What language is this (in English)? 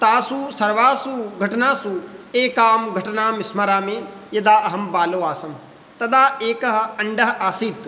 Sanskrit